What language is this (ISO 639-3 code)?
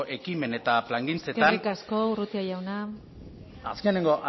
eus